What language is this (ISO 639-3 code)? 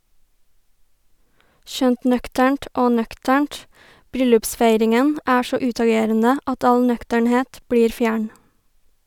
nor